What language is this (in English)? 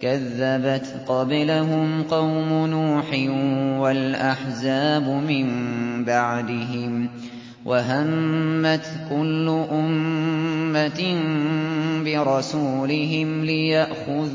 Arabic